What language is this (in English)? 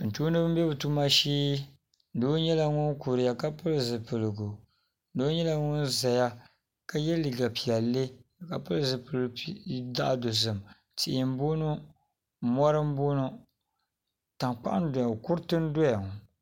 Dagbani